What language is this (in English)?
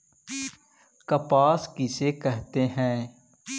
Magahi